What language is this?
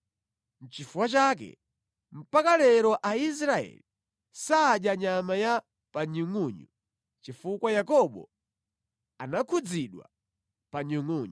Nyanja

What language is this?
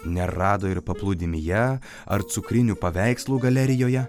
Lithuanian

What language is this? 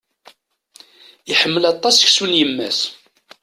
Kabyle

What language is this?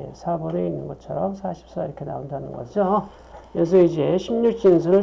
Korean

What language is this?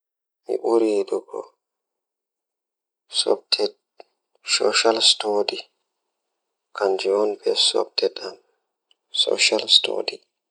Fula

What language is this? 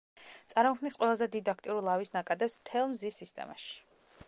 Georgian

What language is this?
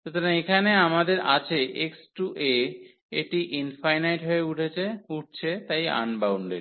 Bangla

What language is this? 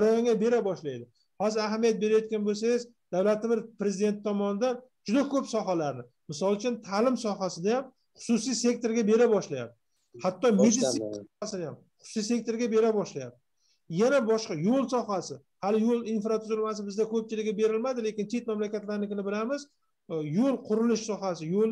Turkish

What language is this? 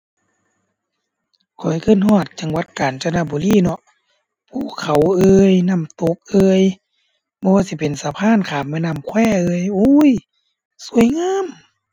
Thai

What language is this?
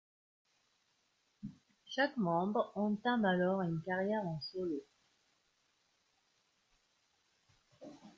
French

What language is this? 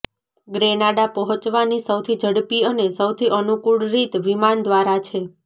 Gujarati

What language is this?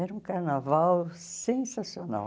Portuguese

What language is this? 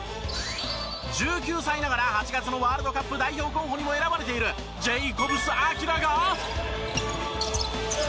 Japanese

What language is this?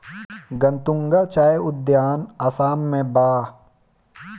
Bhojpuri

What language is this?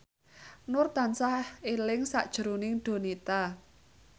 Javanese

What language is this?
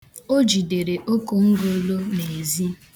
Igbo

